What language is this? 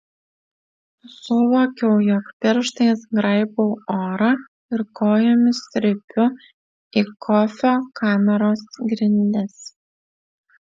Lithuanian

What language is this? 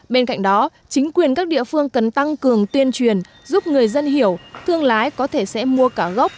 Vietnamese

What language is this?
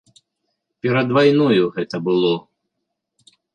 Belarusian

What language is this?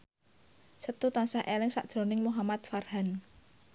Javanese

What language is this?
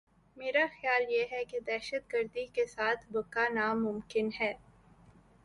Urdu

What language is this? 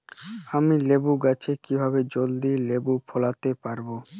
Bangla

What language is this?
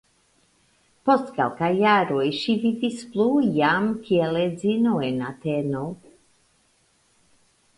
Esperanto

